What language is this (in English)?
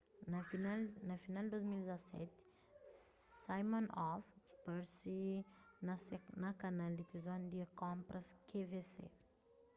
Kabuverdianu